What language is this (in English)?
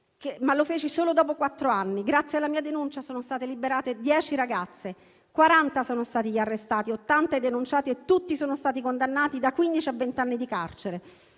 Italian